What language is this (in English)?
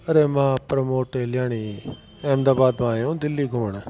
Sindhi